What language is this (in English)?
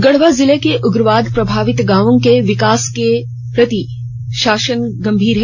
Hindi